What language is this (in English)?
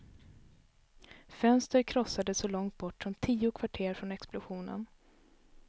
Swedish